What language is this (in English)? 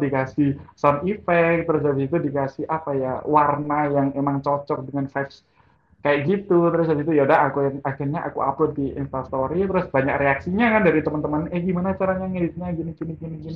Indonesian